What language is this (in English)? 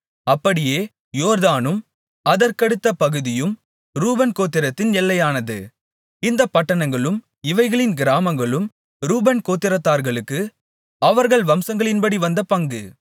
Tamil